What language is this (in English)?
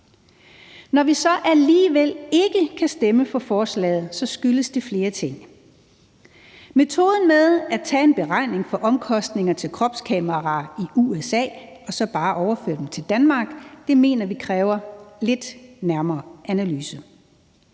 Danish